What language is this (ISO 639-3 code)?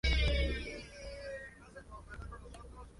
spa